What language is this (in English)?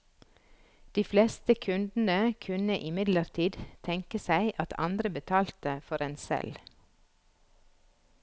Norwegian